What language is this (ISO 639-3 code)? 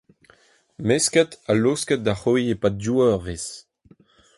bre